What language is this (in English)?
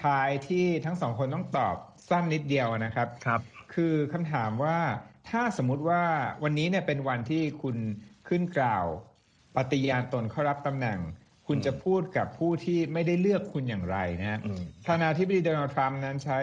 Thai